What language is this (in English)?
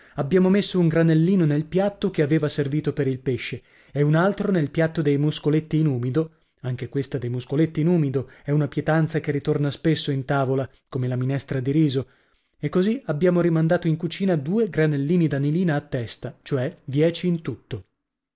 Italian